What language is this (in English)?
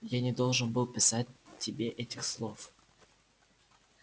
Russian